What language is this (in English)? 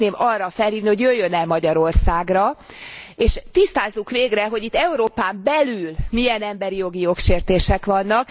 Hungarian